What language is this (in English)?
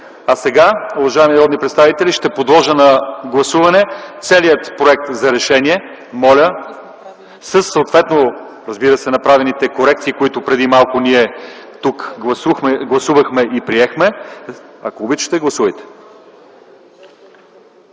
Bulgarian